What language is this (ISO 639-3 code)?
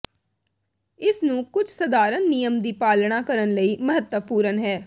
pan